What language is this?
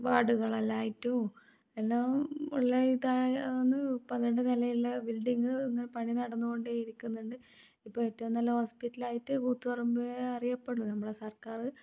Malayalam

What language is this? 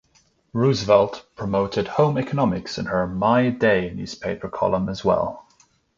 English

